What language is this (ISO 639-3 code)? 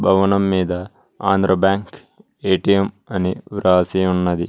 tel